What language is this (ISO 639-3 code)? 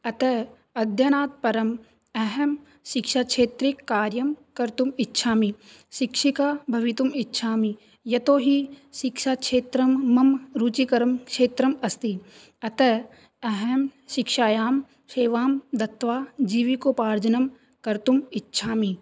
san